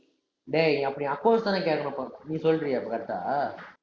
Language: Tamil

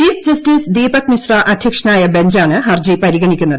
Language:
Malayalam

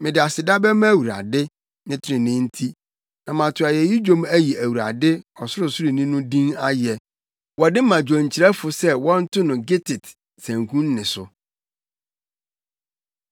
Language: Akan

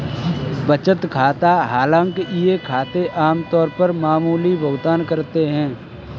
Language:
Hindi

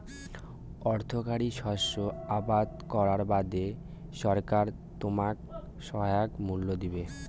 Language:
Bangla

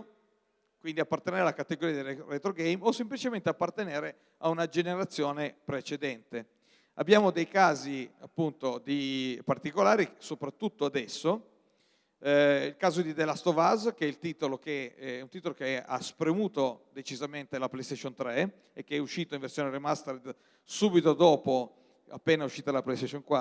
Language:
Italian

